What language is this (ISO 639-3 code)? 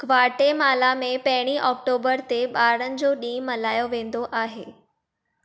snd